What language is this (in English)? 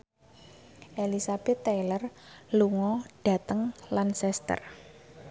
Javanese